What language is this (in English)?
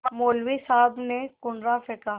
Hindi